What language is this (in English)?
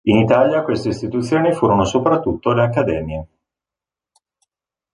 Italian